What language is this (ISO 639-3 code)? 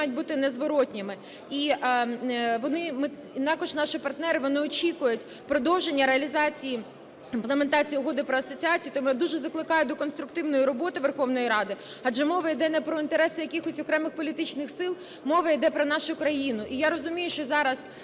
ukr